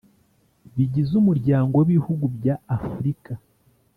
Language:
Kinyarwanda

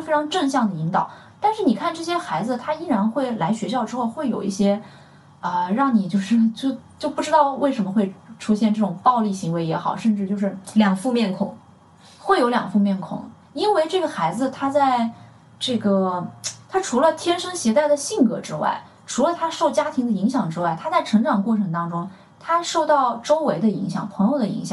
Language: Chinese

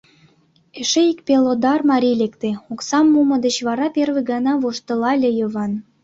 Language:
Mari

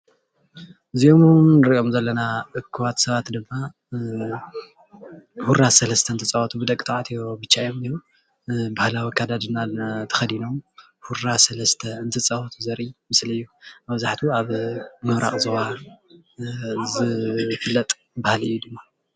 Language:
Tigrinya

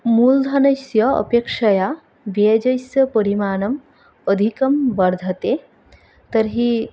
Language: Sanskrit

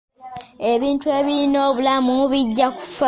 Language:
Ganda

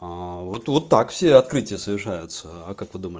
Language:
Russian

